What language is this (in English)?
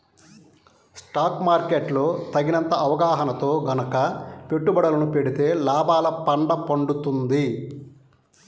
Telugu